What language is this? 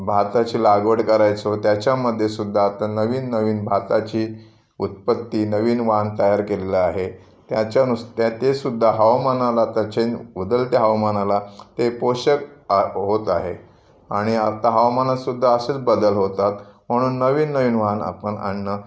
Marathi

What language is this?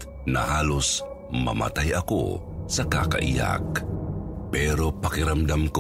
Filipino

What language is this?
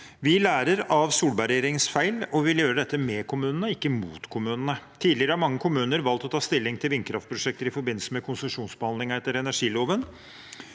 Norwegian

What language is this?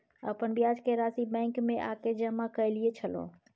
Maithili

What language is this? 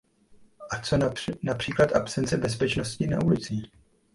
Czech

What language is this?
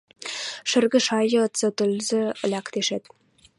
Western Mari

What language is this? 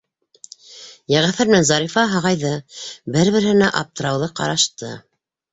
Bashkir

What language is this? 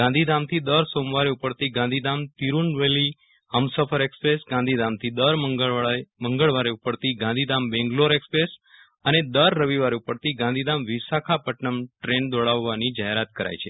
Gujarati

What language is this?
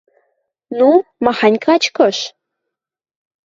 Western Mari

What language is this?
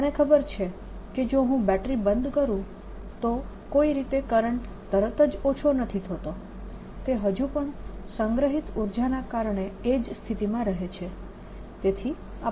Gujarati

